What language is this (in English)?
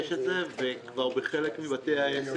Hebrew